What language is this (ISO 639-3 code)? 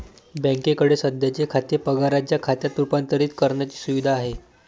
mar